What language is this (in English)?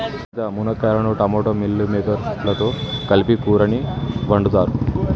Telugu